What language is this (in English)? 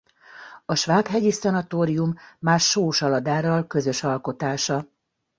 Hungarian